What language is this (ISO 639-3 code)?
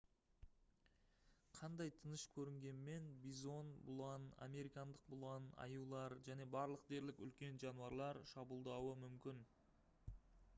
kaz